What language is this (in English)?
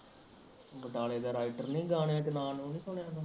Punjabi